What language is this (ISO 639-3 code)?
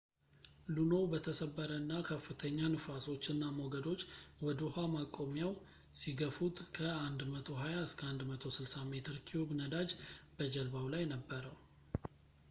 amh